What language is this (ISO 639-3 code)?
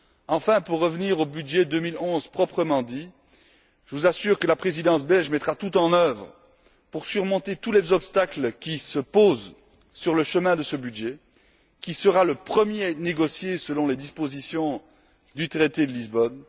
fra